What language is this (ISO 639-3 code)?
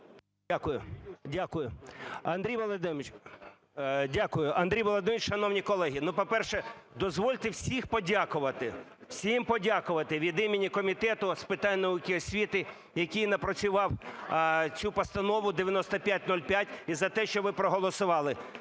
ukr